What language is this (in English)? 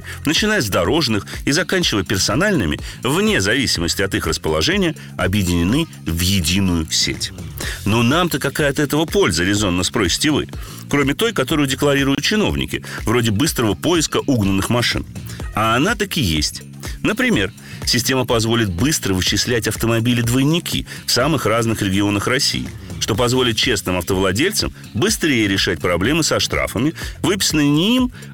Russian